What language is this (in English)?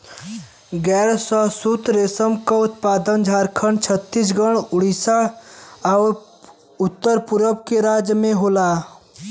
Bhojpuri